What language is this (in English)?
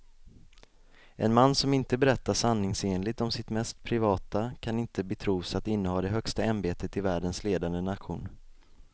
Swedish